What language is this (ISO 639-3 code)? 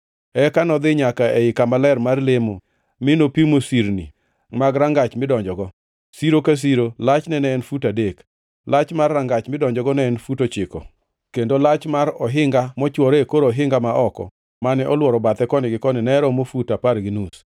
luo